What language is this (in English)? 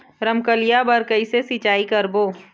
Chhattisgarhi